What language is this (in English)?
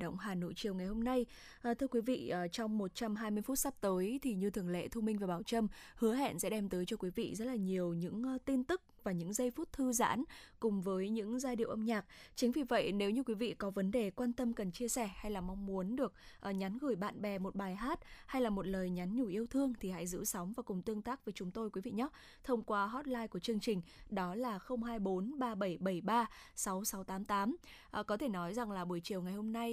Vietnamese